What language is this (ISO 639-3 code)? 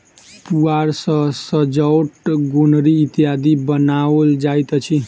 mai